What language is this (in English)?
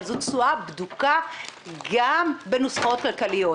Hebrew